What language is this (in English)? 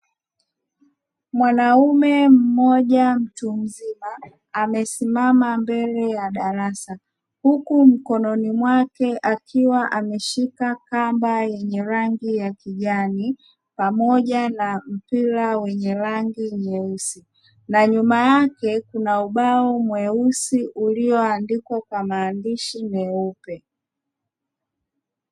Swahili